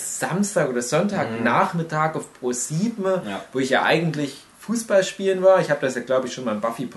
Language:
German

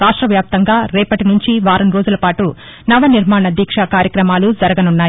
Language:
Telugu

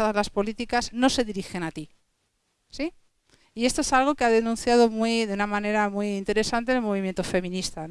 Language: Spanish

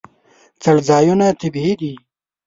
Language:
Pashto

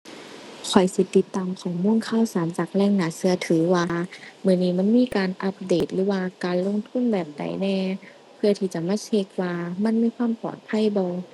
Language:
Thai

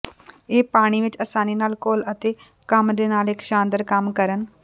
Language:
Punjabi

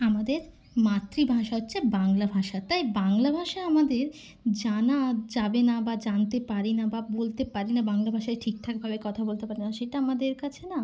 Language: Bangla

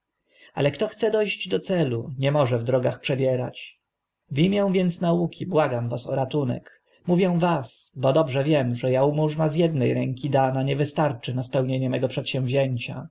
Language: Polish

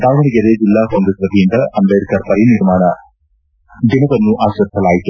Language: Kannada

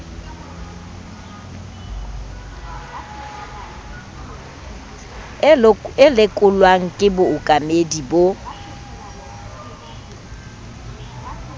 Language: Southern Sotho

